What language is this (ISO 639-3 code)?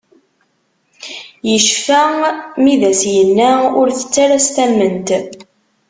kab